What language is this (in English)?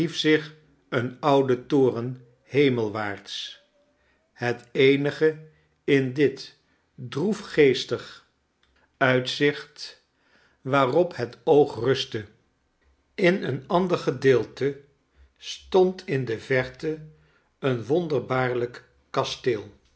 Dutch